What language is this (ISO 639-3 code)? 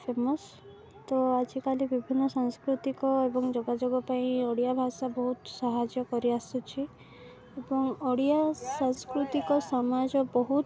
ori